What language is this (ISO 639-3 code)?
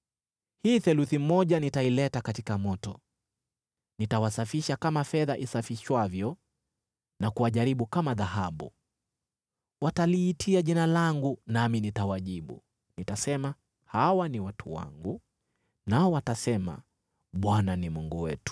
swa